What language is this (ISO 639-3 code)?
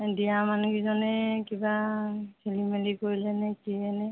asm